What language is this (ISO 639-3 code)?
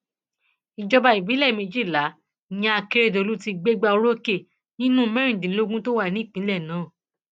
yor